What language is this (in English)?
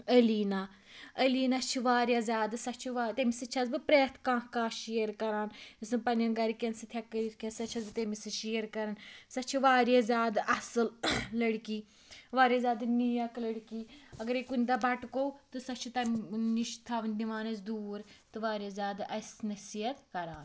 Kashmiri